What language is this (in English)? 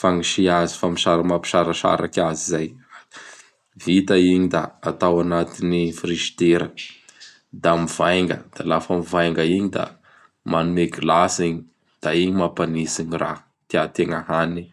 Bara Malagasy